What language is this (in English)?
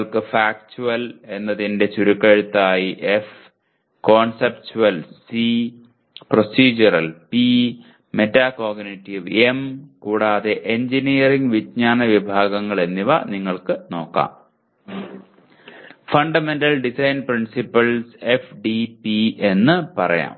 Malayalam